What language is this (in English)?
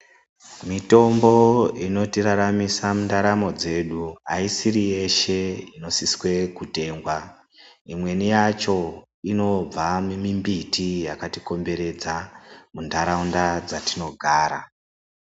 Ndau